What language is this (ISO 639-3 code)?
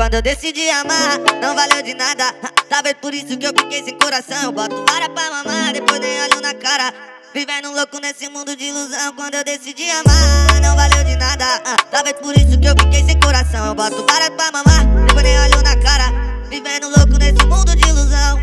ind